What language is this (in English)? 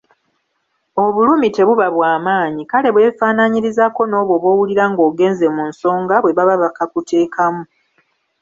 Ganda